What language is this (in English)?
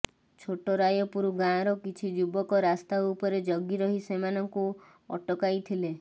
Odia